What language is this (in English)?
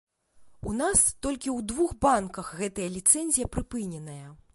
Belarusian